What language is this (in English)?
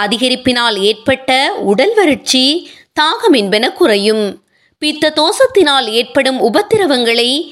Tamil